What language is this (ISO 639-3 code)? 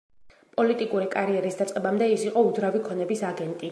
kat